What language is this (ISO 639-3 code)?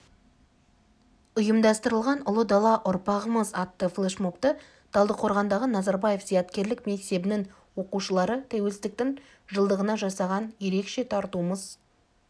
kaz